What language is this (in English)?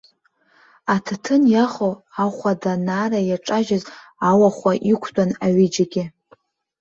Abkhazian